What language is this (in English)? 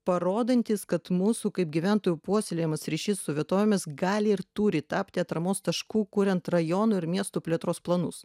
Lithuanian